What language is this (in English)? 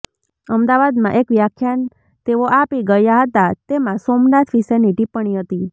Gujarati